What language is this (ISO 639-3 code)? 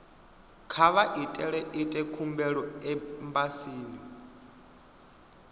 ven